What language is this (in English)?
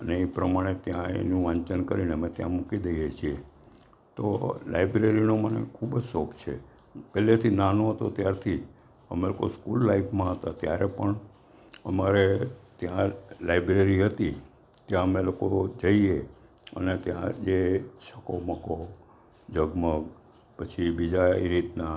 Gujarati